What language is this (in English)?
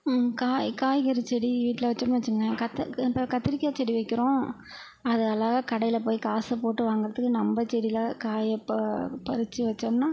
Tamil